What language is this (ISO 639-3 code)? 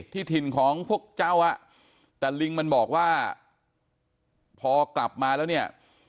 tha